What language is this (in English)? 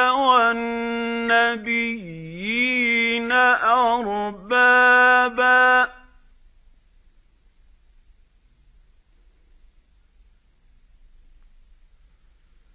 Arabic